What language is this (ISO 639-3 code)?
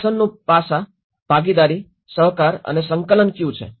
guj